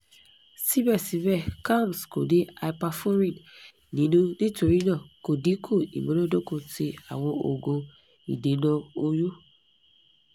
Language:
Yoruba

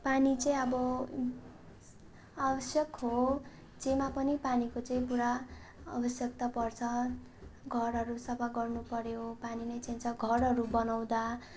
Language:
Nepali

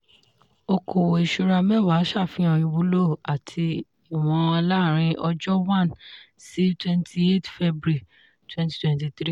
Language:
Yoruba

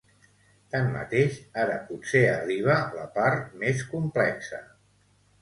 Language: Catalan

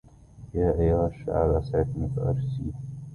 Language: Arabic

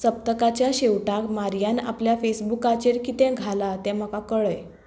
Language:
Konkani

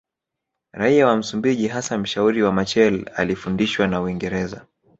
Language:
Swahili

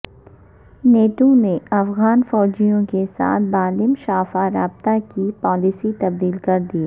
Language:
Urdu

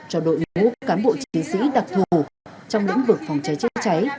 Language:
Vietnamese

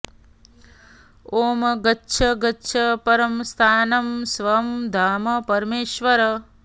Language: Sanskrit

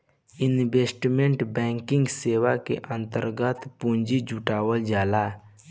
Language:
Bhojpuri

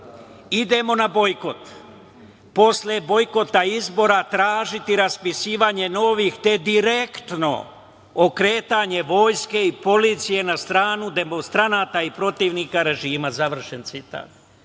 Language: Serbian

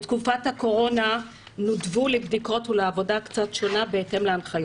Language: Hebrew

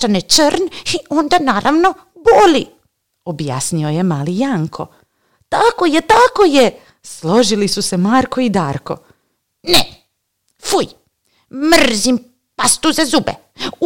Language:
Croatian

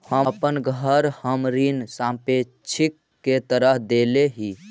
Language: Magahi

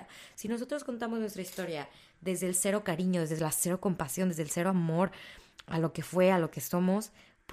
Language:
Spanish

